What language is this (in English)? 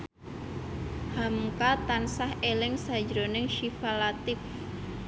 Javanese